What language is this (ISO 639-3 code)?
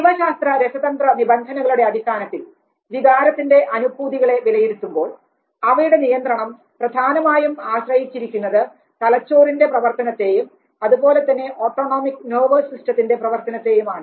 mal